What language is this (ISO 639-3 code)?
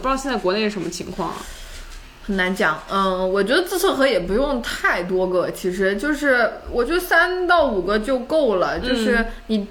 zho